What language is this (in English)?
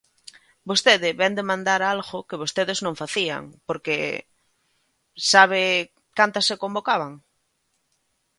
Galician